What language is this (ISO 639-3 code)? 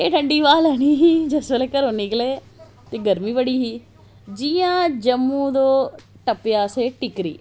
doi